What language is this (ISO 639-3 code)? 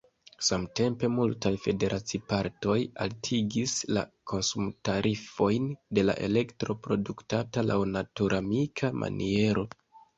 epo